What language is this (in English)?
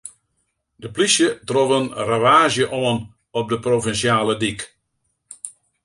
Western Frisian